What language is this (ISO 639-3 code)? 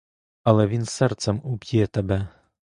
ukr